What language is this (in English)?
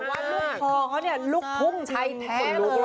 Thai